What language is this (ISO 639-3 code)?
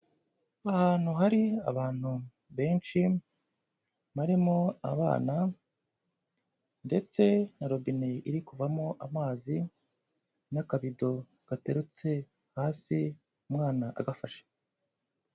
kin